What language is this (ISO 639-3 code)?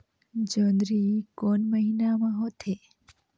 hne